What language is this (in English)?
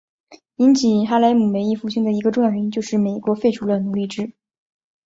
Chinese